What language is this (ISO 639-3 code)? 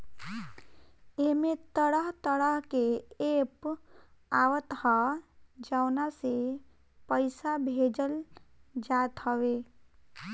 bho